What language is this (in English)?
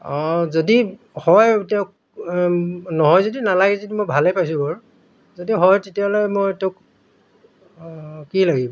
Assamese